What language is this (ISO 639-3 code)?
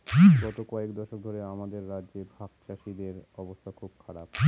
ben